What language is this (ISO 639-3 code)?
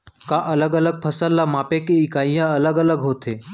hne